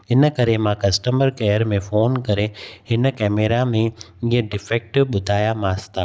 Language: Sindhi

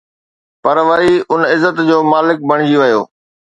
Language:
Sindhi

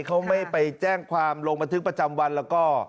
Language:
Thai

